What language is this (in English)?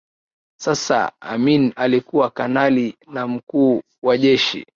Swahili